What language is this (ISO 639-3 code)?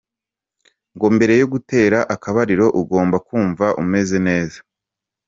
kin